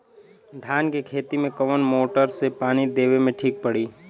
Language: Bhojpuri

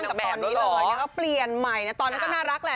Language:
Thai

